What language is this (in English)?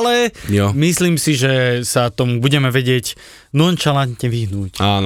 Slovak